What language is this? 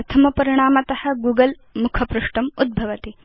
Sanskrit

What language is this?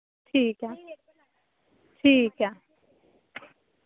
Dogri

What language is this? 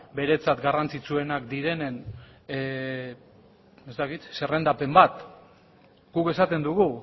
Basque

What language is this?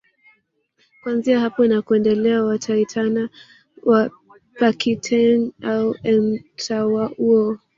Swahili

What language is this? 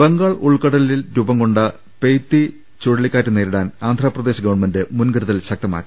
Malayalam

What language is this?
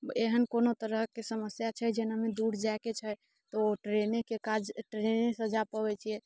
Maithili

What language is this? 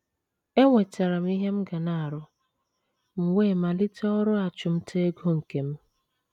Igbo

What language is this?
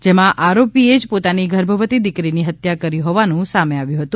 Gujarati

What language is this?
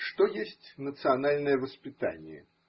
Russian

